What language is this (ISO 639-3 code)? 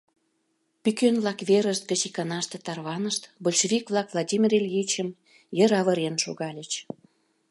chm